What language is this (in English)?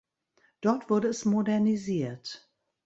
German